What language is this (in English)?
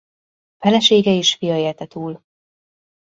Hungarian